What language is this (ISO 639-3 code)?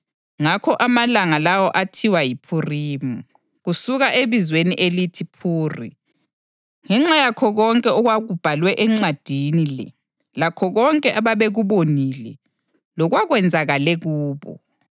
nde